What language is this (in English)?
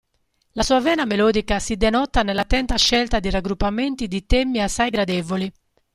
Italian